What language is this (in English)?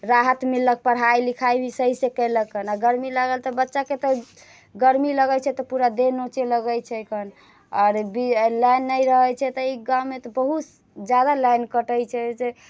Maithili